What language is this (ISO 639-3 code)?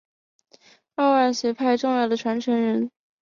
zho